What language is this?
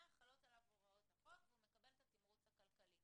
Hebrew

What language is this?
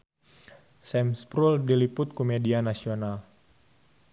Sundanese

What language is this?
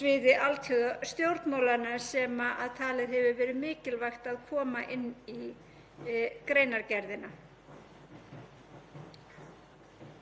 Icelandic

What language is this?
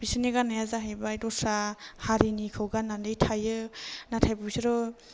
Bodo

